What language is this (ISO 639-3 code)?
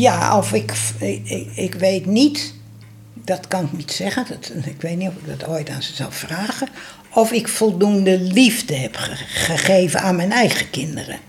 nld